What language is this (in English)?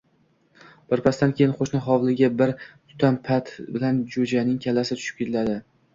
Uzbek